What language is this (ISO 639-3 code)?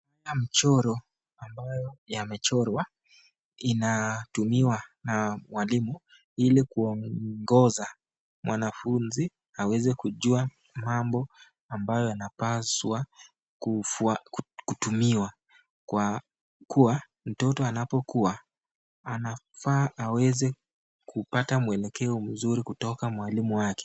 swa